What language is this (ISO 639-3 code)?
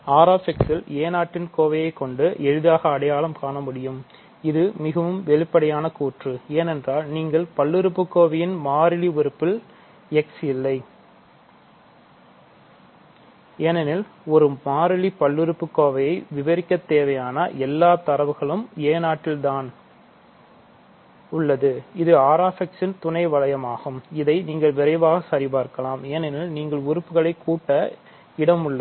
tam